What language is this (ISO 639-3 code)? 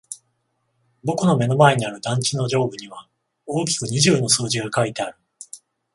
jpn